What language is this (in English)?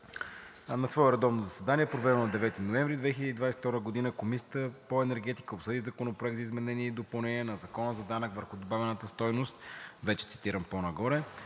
Bulgarian